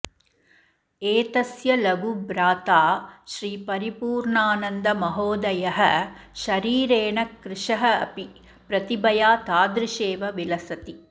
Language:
Sanskrit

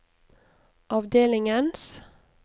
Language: Norwegian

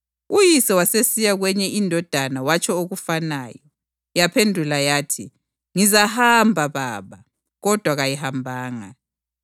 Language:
North Ndebele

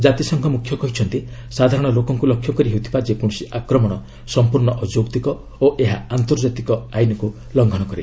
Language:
Odia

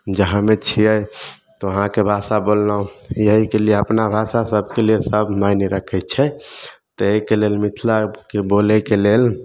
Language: Maithili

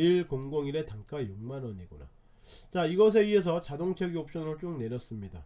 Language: Korean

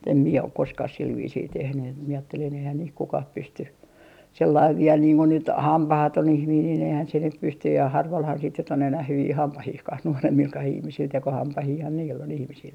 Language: Finnish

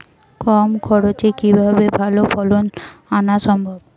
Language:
Bangla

